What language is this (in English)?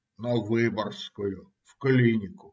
Russian